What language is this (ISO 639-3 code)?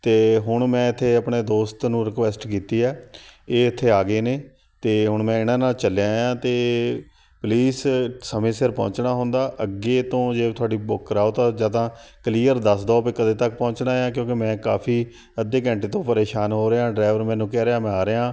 pan